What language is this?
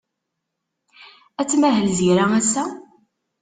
Kabyle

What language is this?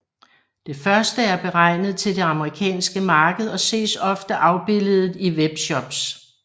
Danish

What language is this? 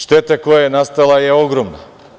Serbian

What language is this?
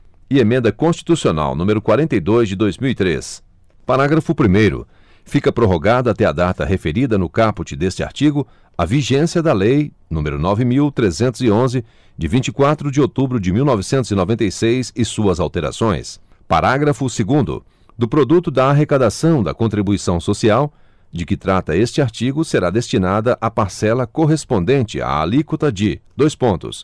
Portuguese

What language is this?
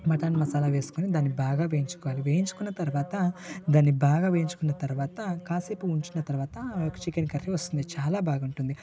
Telugu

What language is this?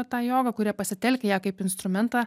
Lithuanian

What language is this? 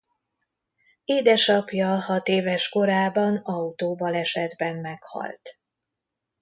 Hungarian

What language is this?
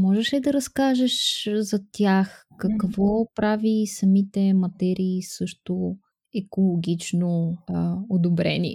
Bulgarian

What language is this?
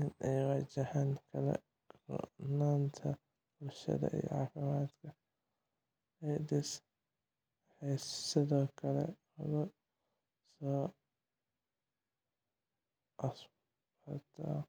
Somali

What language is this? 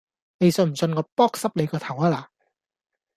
Cantonese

